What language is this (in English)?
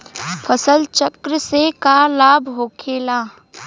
Bhojpuri